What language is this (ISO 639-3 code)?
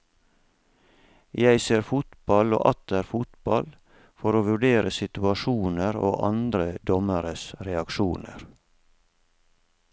nor